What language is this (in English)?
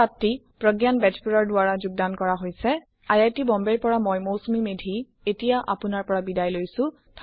Assamese